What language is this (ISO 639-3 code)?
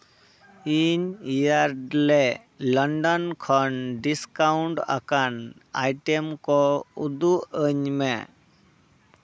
sat